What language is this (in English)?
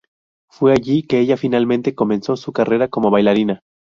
Spanish